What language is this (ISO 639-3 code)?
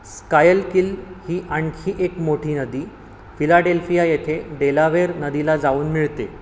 mar